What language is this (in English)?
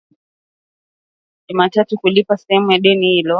Swahili